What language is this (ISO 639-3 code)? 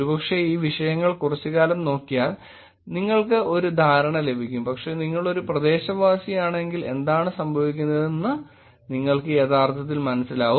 mal